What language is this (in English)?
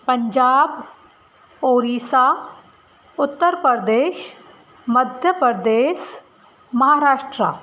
Sindhi